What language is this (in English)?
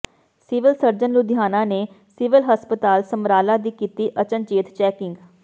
Punjabi